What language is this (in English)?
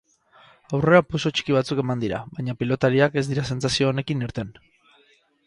Basque